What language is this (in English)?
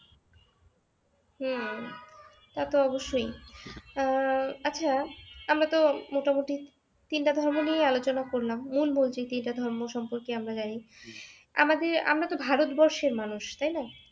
Bangla